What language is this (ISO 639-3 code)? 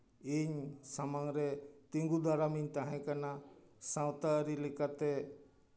sat